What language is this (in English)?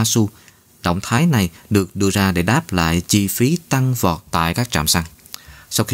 Vietnamese